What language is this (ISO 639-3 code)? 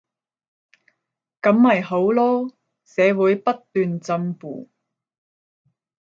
yue